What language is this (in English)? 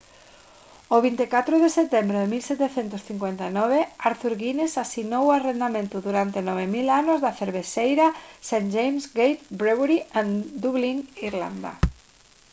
Galician